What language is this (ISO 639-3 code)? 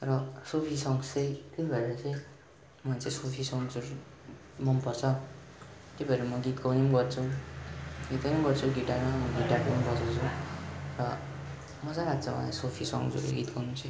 nep